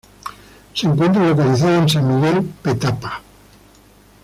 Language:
Spanish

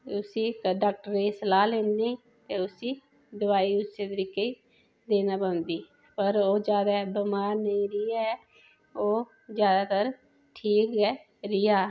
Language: Dogri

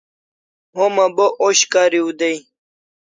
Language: Kalasha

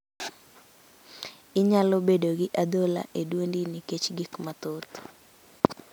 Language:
Luo (Kenya and Tanzania)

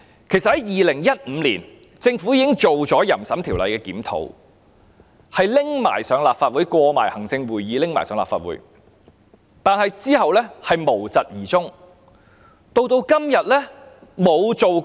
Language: Cantonese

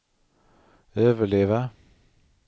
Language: Swedish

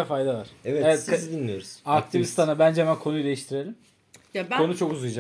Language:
Turkish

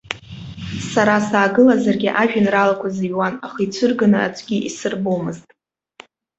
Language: Abkhazian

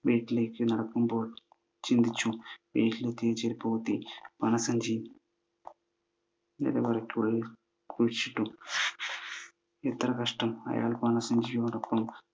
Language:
Malayalam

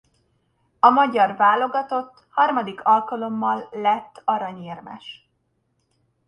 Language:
Hungarian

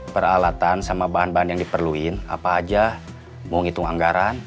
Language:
Indonesian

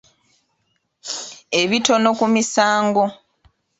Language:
Ganda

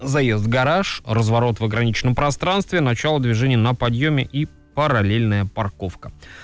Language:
Russian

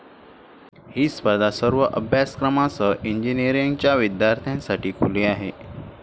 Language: Marathi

